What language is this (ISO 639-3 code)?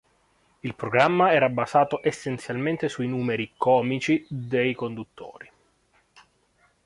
ita